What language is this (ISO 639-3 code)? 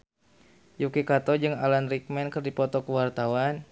sun